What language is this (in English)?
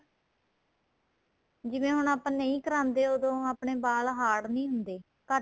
Punjabi